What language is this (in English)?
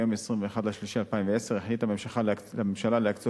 Hebrew